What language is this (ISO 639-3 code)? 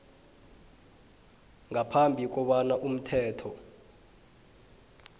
nbl